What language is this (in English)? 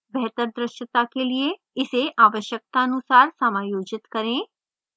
Hindi